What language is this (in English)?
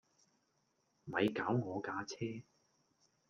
Cantonese